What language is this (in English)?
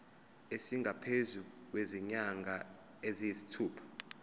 Zulu